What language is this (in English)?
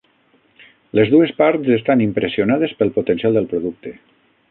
Catalan